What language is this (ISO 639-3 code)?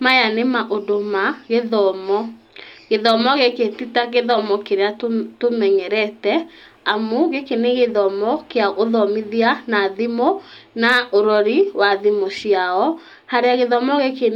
kik